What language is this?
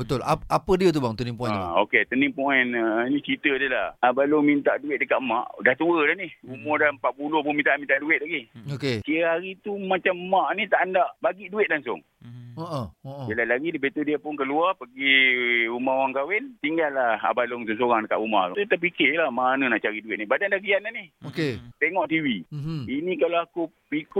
Malay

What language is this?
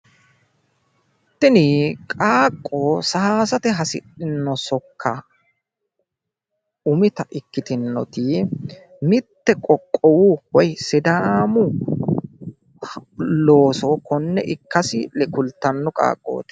Sidamo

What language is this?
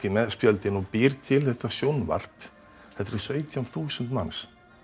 Icelandic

